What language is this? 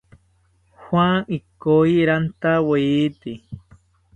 South Ucayali Ashéninka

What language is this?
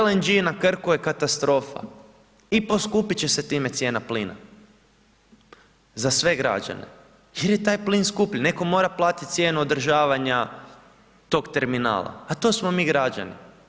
Croatian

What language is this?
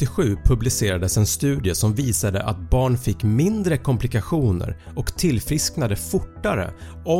Swedish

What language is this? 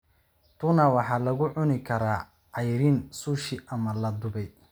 Somali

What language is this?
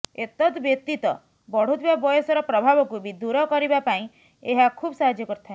Odia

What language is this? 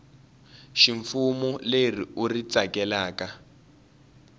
Tsonga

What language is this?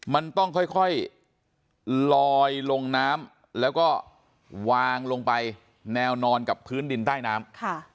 Thai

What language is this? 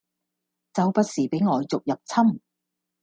Cantonese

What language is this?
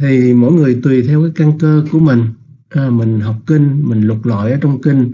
Vietnamese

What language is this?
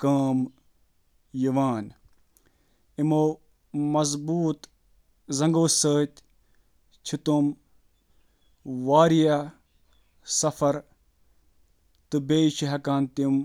Kashmiri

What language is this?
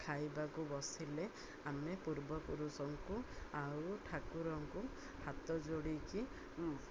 Odia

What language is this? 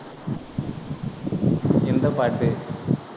Tamil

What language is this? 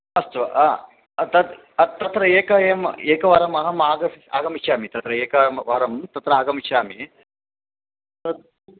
Sanskrit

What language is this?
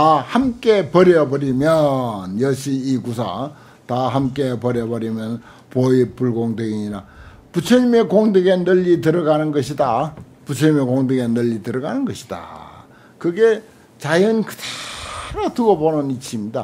Korean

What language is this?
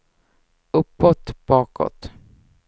Swedish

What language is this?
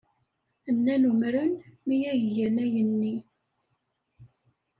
Kabyle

